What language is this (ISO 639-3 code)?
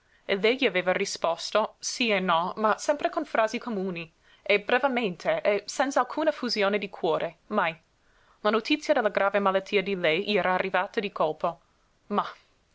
ita